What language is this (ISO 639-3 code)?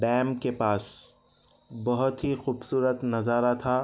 urd